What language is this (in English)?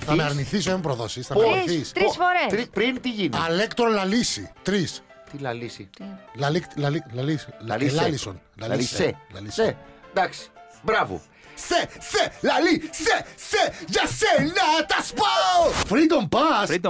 Greek